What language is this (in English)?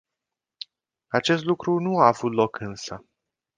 Romanian